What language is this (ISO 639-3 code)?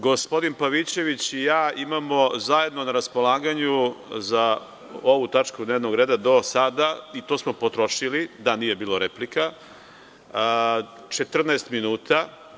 srp